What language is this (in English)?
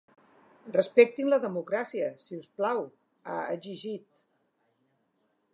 Catalan